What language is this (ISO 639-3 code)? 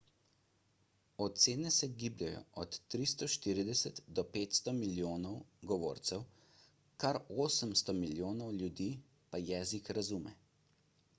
slv